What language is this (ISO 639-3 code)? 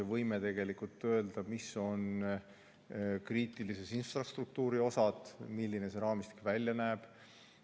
est